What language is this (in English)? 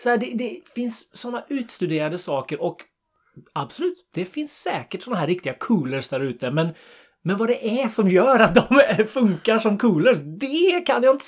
Swedish